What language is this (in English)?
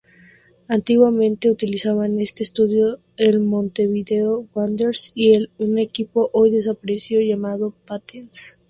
Spanish